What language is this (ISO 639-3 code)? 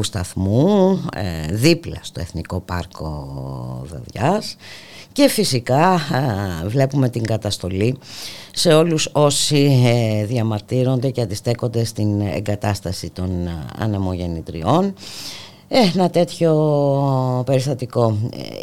ell